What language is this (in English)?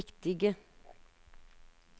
Norwegian